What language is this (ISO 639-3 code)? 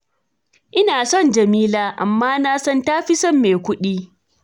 hau